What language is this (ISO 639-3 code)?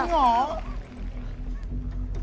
tha